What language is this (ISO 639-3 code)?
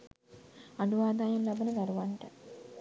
sin